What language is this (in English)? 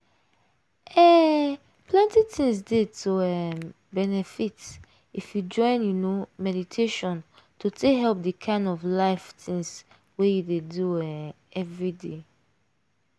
Nigerian Pidgin